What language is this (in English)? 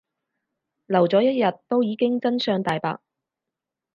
Cantonese